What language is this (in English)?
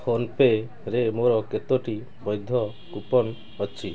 Odia